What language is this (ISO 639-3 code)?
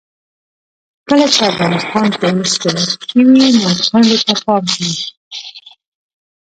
pus